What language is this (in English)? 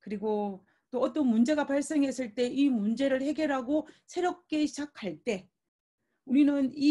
Korean